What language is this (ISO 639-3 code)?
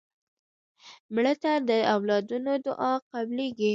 pus